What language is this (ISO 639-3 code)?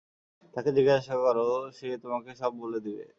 ben